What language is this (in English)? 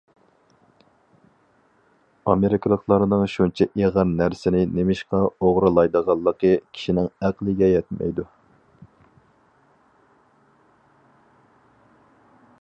Uyghur